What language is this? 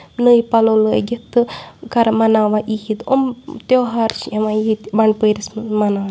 Kashmiri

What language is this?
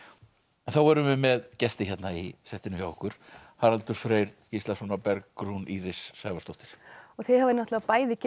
Icelandic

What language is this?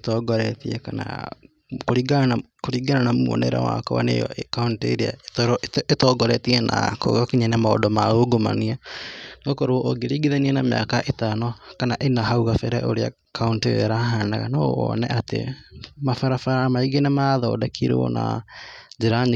Kikuyu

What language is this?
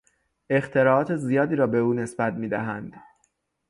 Persian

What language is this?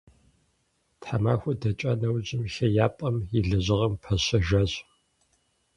Kabardian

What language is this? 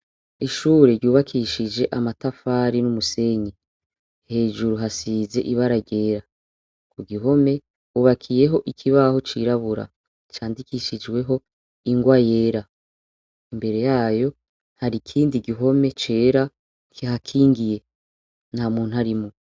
Rundi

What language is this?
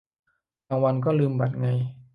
Thai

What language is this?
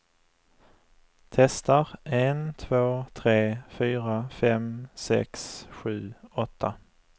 Swedish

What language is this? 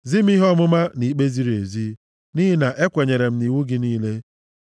Igbo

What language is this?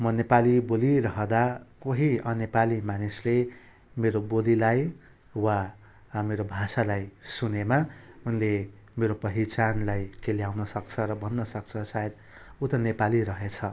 Nepali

